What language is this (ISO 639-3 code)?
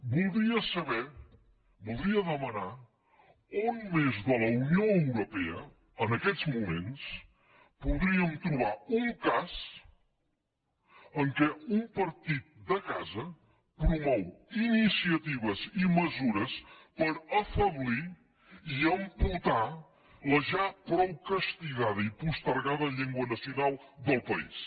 cat